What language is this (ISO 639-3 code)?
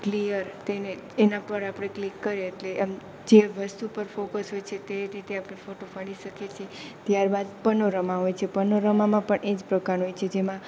guj